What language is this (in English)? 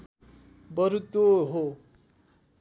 Nepali